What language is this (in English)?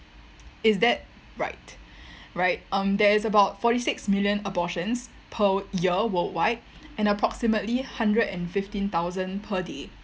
English